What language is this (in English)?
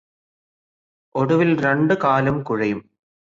Malayalam